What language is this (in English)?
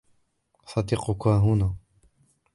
Arabic